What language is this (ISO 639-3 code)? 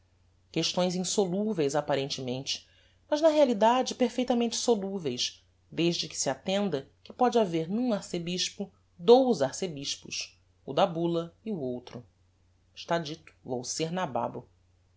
por